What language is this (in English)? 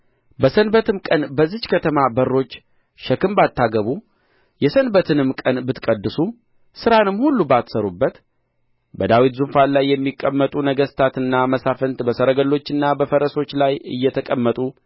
Amharic